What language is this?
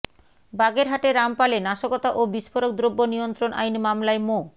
Bangla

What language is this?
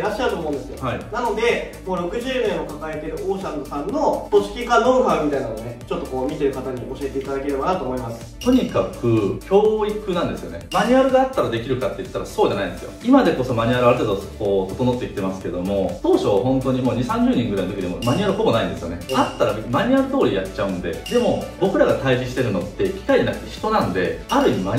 Japanese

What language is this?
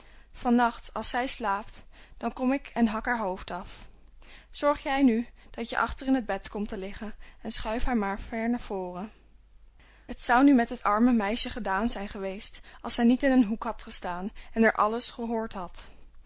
Dutch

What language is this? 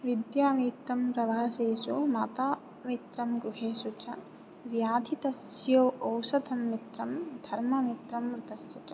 Sanskrit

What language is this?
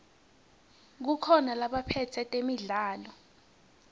Swati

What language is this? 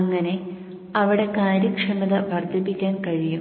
Malayalam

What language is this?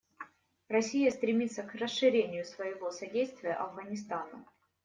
Russian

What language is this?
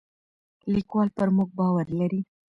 Pashto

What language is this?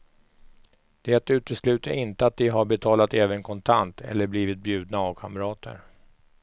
Swedish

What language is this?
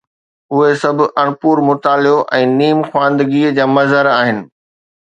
Sindhi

